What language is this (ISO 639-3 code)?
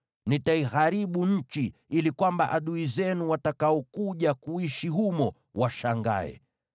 swa